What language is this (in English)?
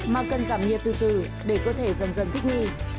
Vietnamese